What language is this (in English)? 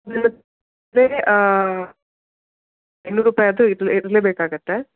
Kannada